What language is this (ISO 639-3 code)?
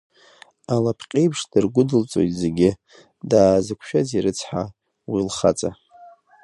abk